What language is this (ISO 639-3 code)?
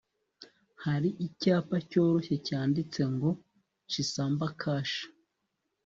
kin